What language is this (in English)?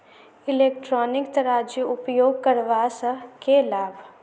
Maithili